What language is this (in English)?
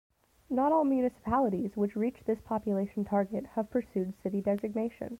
English